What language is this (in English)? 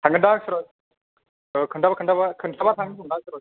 Bodo